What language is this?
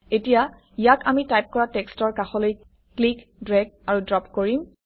Assamese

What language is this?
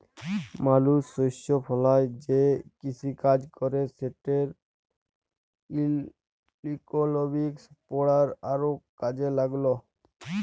Bangla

